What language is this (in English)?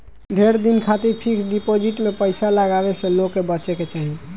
Bhojpuri